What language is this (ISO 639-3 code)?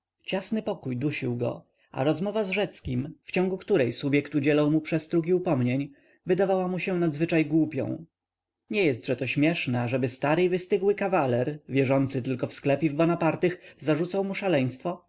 pol